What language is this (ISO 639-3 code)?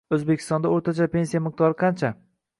uzb